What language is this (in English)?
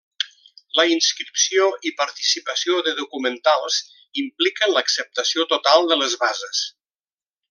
Catalan